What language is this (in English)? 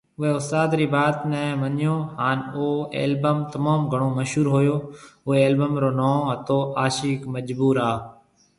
Marwari (Pakistan)